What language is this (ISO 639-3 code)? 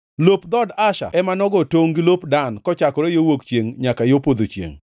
luo